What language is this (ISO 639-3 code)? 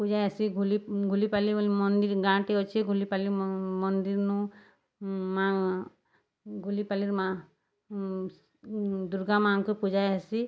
ori